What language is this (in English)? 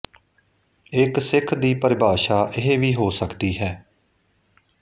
Punjabi